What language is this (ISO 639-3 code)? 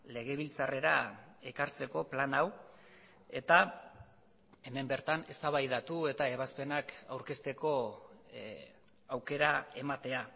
eus